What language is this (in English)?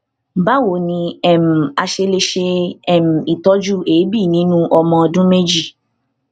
Yoruba